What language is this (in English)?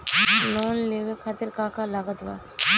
Bhojpuri